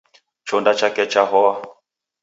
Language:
Taita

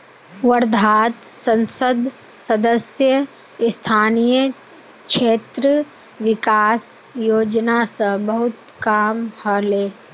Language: Magahi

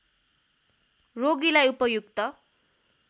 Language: Nepali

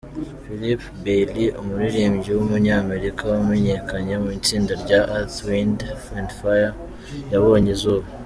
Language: Kinyarwanda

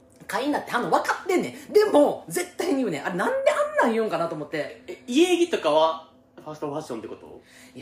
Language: Japanese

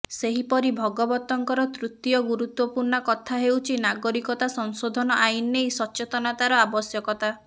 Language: Odia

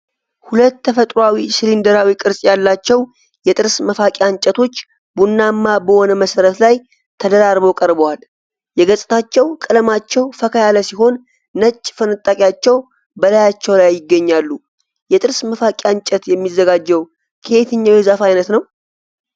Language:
Amharic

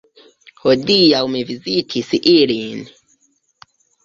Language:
Esperanto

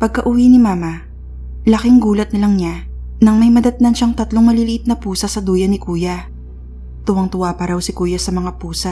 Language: Filipino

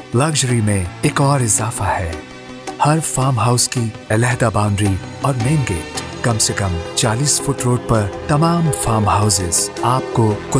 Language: Hindi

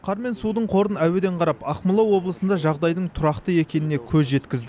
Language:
Kazakh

